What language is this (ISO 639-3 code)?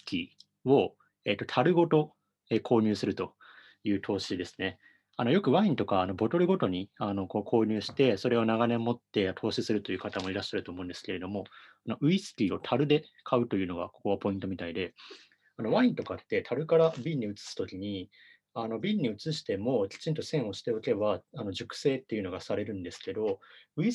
jpn